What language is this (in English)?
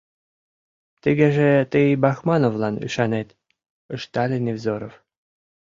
Mari